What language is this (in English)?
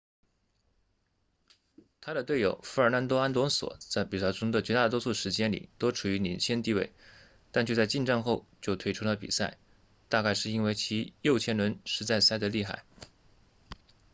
Chinese